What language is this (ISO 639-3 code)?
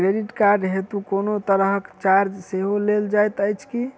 mai